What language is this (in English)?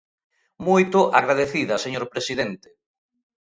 Galician